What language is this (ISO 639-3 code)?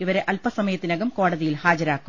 mal